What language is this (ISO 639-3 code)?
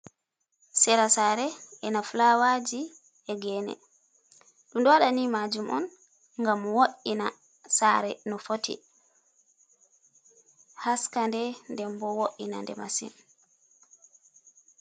ful